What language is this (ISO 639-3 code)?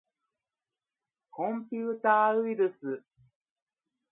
jpn